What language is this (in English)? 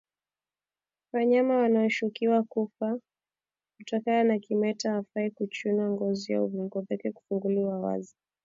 Swahili